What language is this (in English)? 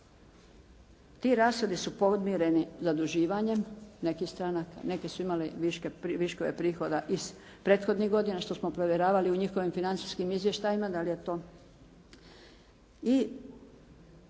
Croatian